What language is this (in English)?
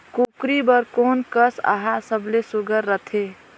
Chhattisgarhi